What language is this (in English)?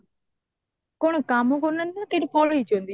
Odia